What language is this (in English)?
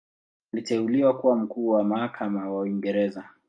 Swahili